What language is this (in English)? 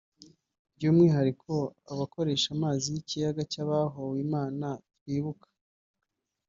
Kinyarwanda